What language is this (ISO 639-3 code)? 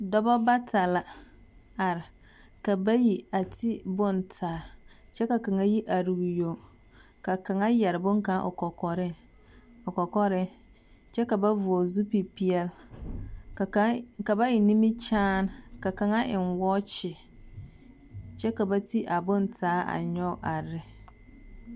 dga